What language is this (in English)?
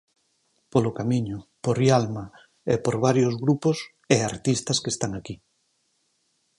Galician